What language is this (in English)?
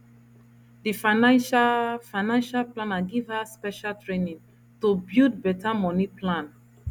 Nigerian Pidgin